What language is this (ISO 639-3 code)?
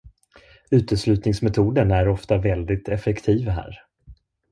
swe